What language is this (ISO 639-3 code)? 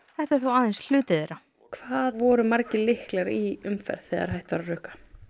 isl